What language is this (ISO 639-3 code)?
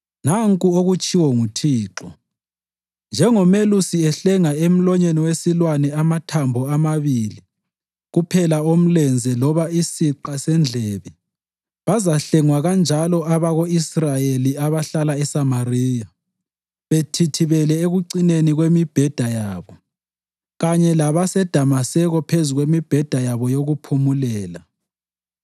nde